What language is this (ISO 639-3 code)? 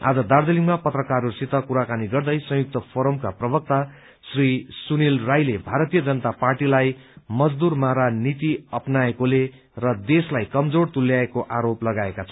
nep